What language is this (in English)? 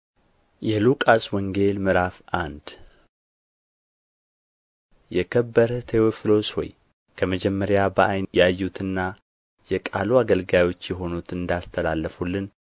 Amharic